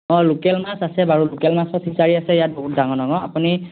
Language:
Assamese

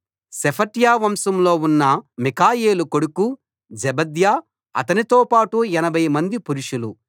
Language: Telugu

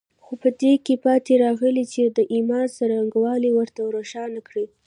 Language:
Pashto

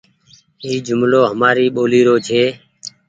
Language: Goaria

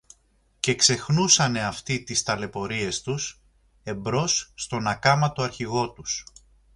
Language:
Greek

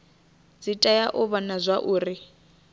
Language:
Venda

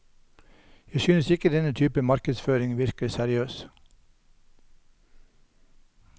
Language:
Norwegian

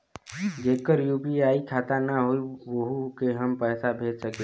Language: Bhojpuri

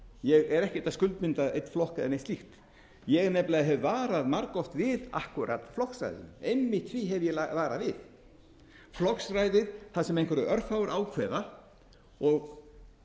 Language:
Icelandic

